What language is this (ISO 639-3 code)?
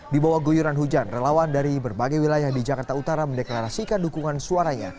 ind